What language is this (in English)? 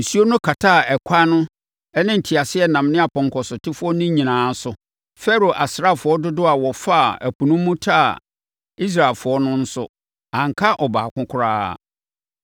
Akan